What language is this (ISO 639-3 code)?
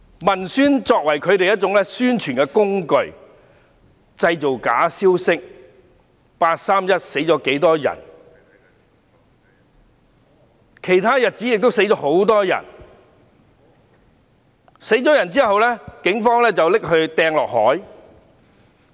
yue